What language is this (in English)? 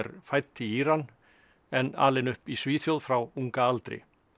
Icelandic